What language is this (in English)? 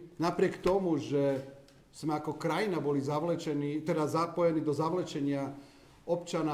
Slovak